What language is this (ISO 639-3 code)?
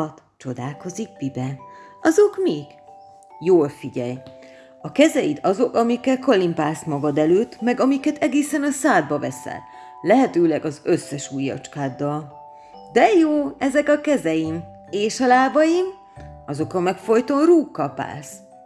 hun